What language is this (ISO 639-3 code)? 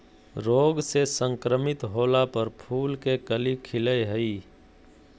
mag